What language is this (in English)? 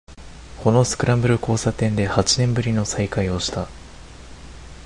Japanese